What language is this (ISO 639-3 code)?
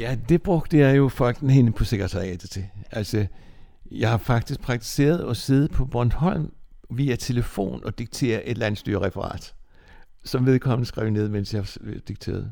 dan